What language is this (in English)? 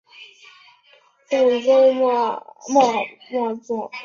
Chinese